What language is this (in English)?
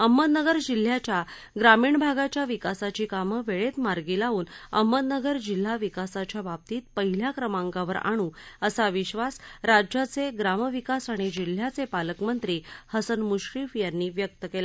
Marathi